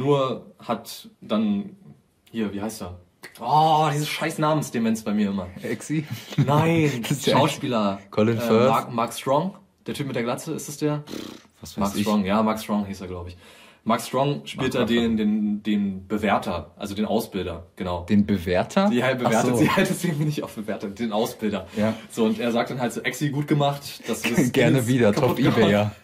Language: German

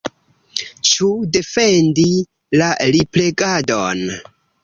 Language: Esperanto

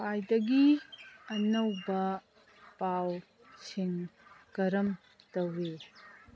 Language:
Manipuri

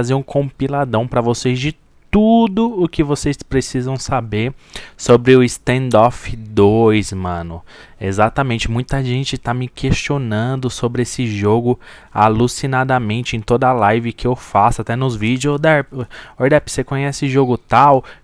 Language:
Portuguese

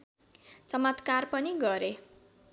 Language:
Nepali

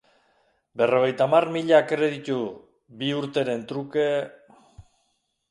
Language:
Basque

